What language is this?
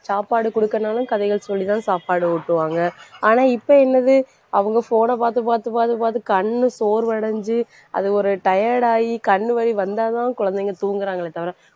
Tamil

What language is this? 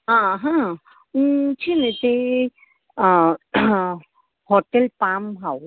Gujarati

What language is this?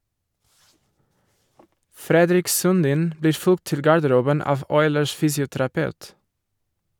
Norwegian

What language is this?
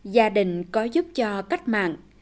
Vietnamese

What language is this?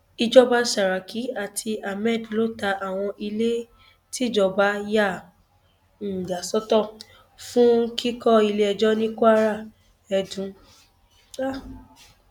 Yoruba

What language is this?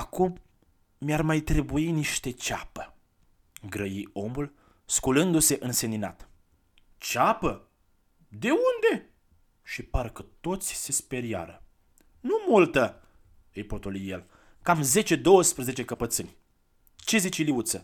Romanian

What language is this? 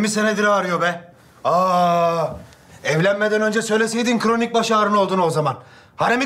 Turkish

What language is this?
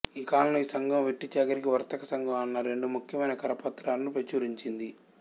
Telugu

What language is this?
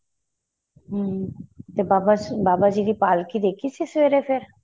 Punjabi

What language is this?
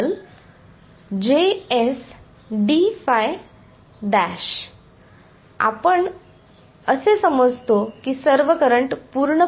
Marathi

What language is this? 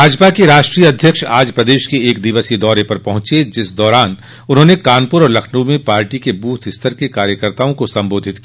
Hindi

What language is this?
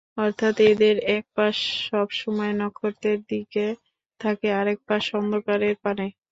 Bangla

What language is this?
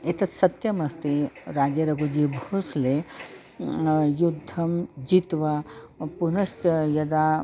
Sanskrit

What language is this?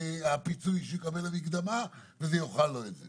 Hebrew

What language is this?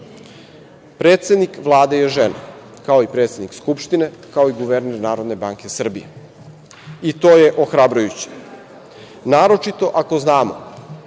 Serbian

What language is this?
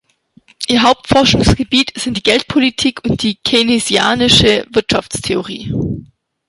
German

